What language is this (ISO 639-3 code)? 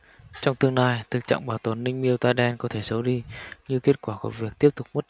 vie